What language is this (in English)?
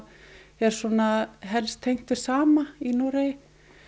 Icelandic